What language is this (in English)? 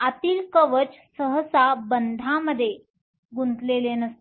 Marathi